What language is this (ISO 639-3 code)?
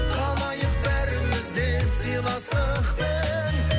kaz